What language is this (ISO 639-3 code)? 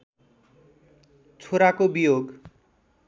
nep